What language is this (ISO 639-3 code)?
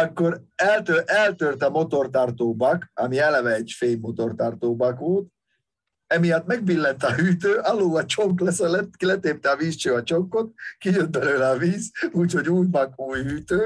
hun